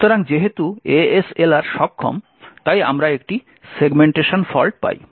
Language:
Bangla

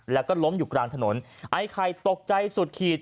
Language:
Thai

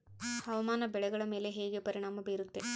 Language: Kannada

